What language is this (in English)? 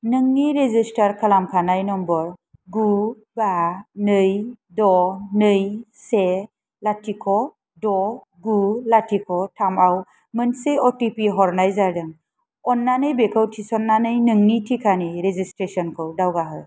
Bodo